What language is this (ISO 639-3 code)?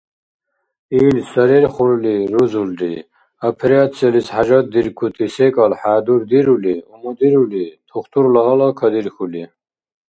dar